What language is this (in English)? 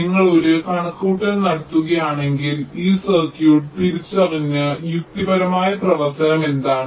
Malayalam